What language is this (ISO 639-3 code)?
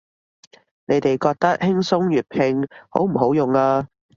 yue